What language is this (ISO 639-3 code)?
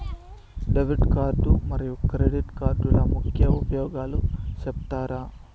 tel